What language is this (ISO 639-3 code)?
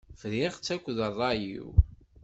kab